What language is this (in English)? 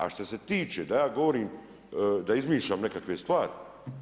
Croatian